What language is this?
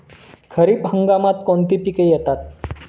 Marathi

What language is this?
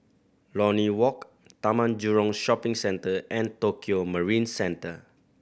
English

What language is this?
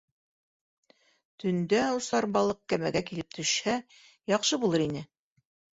Bashkir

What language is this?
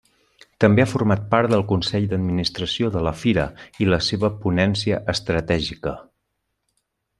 Catalan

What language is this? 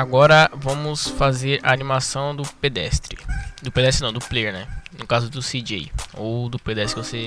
Portuguese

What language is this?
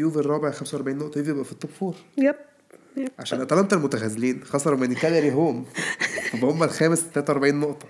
Arabic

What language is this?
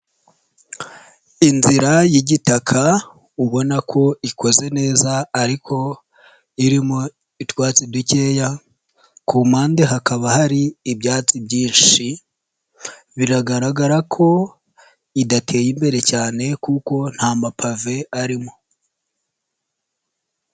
Kinyarwanda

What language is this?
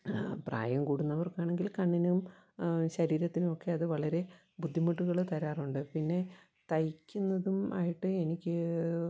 Malayalam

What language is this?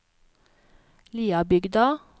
Norwegian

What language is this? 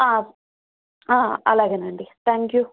Telugu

